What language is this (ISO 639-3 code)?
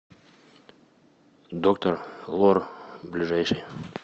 rus